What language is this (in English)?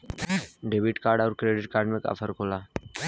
Bhojpuri